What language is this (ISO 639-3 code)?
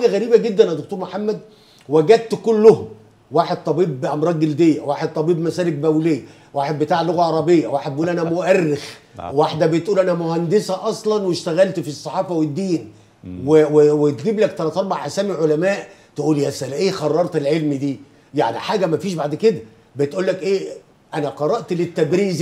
ara